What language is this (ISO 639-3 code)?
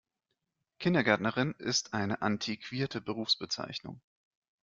deu